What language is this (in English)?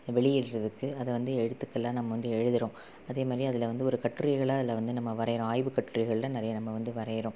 Tamil